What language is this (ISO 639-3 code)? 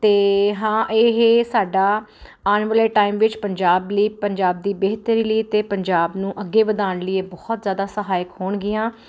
pan